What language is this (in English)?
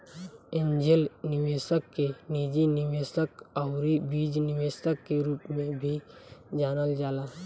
Bhojpuri